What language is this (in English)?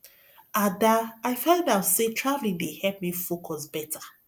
Nigerian Pidgin